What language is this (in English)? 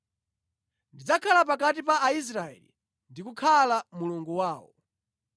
Nyanja